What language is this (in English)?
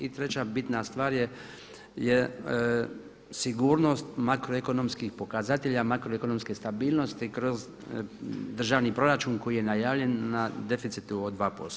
Croatian